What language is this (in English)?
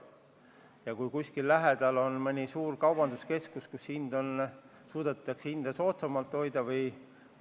Estonian